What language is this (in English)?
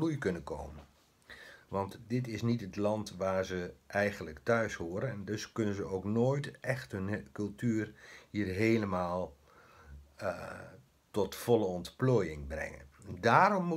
Dutch